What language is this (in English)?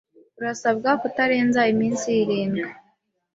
Kinyarwanda